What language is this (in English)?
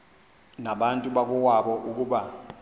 Xhosa